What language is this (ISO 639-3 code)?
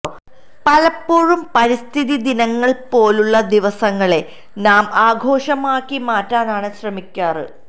mal